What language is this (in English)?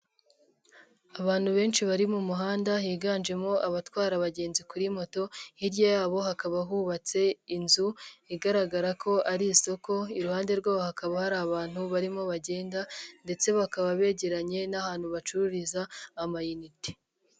Kinyarwanda